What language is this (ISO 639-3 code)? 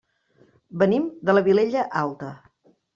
cat